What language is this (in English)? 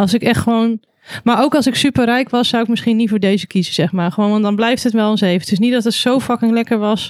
Dutch